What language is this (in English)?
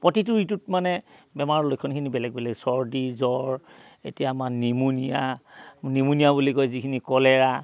Assamese